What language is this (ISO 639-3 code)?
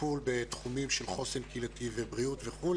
heb